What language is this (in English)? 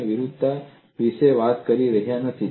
Gujarati